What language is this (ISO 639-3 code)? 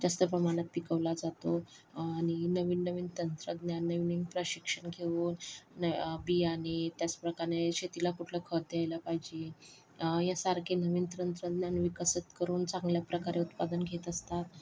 mar